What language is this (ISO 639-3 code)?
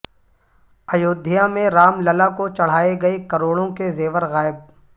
urd